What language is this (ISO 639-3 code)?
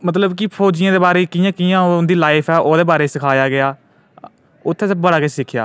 doi